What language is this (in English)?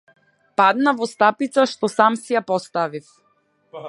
Macedonian